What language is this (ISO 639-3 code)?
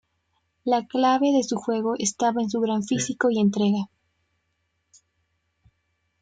spa